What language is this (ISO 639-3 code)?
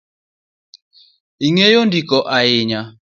luo